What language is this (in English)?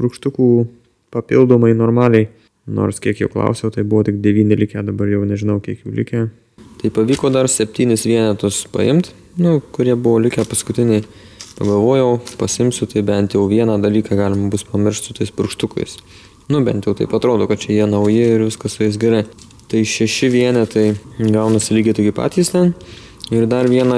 Lithuanian